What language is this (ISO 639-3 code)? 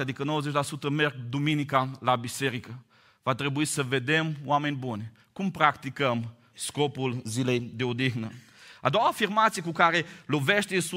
ron